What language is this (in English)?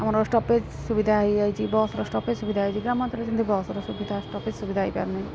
Odia